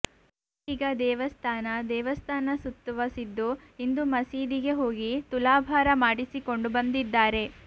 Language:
Kannada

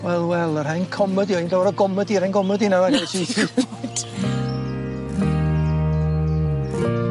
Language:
Welsh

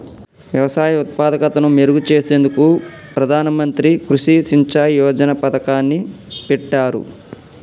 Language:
Telugu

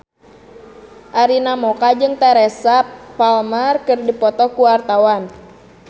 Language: Sundanese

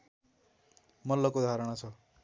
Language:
Nepali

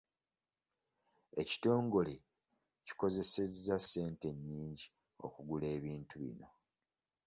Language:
Ganda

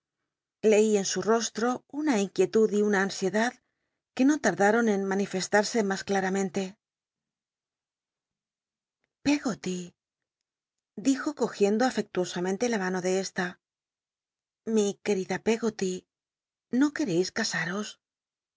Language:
Spanish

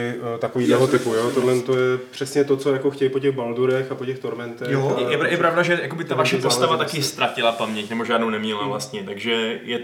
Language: Czech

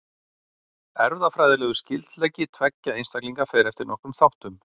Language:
Icelandic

